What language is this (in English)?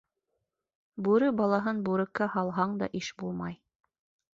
Bashkir